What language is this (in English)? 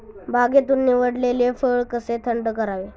Marathi